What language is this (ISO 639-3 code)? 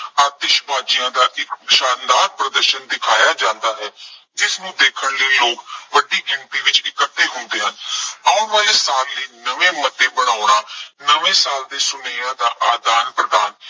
pan